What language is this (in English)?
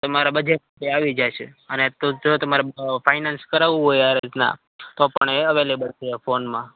Gujarati